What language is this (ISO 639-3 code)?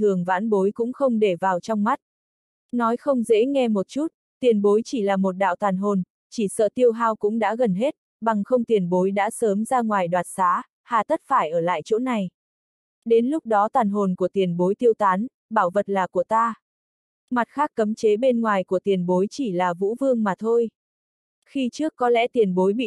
vie